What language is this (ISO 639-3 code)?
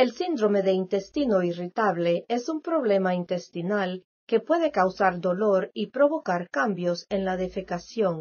spa